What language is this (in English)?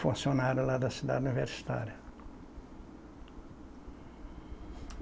Portuguese